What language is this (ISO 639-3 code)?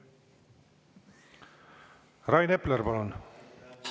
est